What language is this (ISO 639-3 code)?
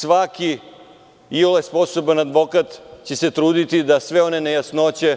srp